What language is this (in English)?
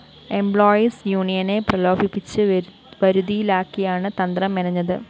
Malayalam